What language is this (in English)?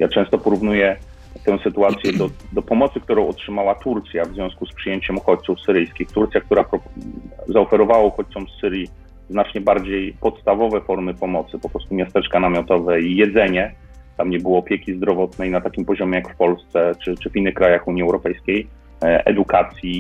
Polish